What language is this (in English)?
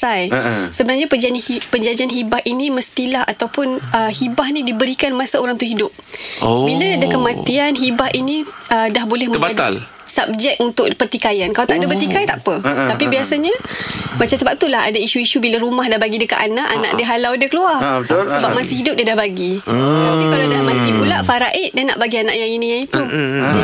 Malay